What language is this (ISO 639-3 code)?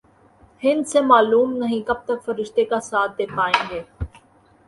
urd